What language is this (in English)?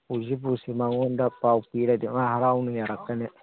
Manipuri